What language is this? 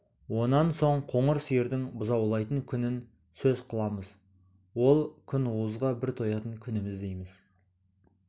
Kazakh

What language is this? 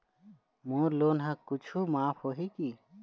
Chhattisgarhi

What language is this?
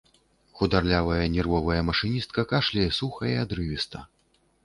Belarusian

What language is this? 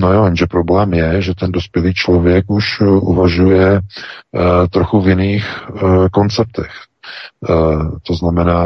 Czech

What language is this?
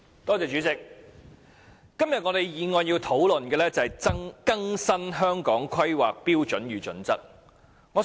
Cantonese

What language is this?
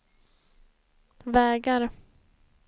Swedish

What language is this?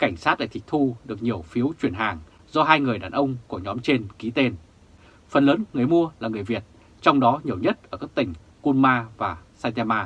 Vietnamese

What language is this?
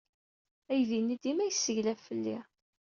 Kabyle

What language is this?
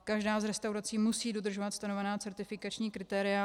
Czech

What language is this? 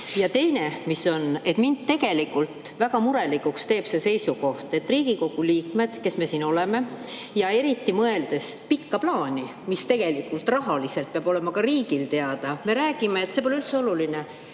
Estonian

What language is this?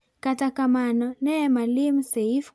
Luo (Kenya and Tanzania)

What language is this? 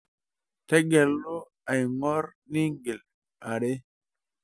Masai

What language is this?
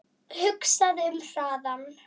Icelandic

